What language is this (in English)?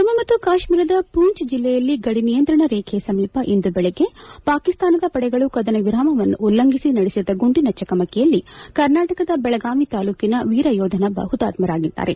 Kannada